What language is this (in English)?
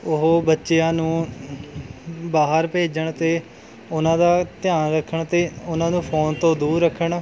Punjabi